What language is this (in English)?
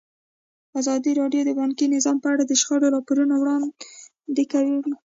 Pashto